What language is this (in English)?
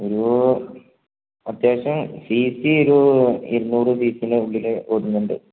Malayalam